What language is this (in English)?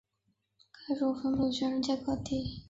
Chinese